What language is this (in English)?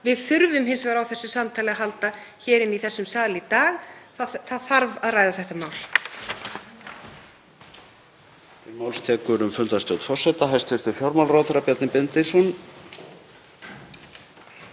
Icelandic